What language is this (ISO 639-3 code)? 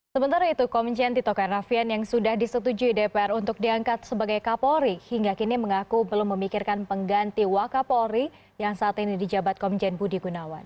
ind